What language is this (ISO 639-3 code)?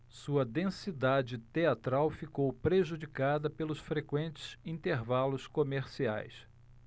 por